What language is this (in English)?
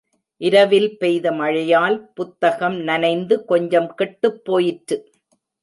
Tamil